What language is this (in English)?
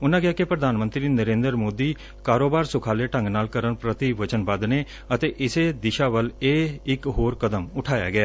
Punjabi